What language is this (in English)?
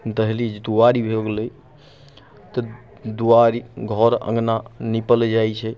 Maithili